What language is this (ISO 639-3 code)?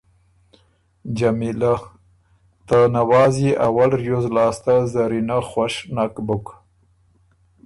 oru